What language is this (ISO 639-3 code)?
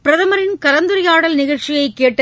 tam